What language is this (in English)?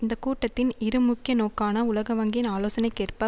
Tamil